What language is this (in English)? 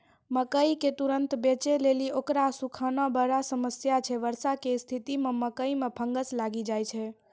Maithili